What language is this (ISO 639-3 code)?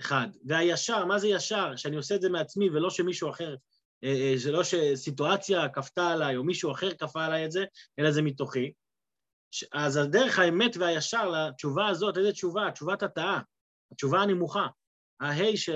heb